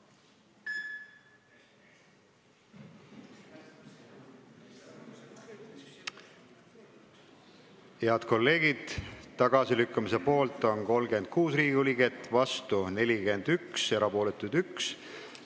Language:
Estonian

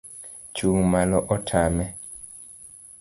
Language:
Luo (Kenya and Tanzania)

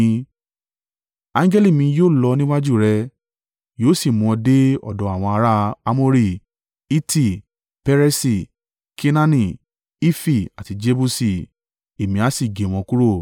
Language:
Yoruba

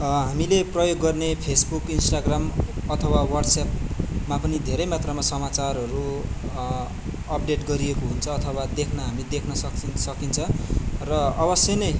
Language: Nepali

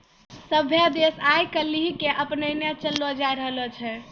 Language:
Maithili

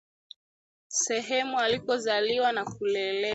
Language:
Swahili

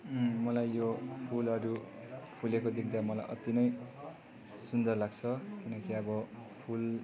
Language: Nepali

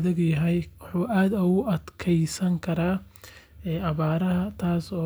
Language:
Somali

